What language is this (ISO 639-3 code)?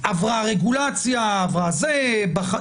heb